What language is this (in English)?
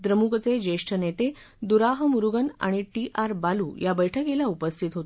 Marathi